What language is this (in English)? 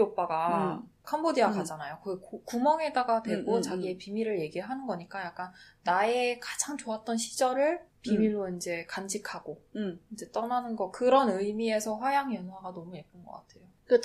Korean